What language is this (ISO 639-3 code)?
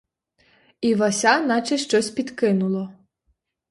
ukr